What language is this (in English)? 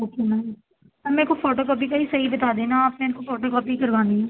Urdu